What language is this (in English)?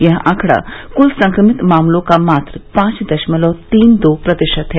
Hindi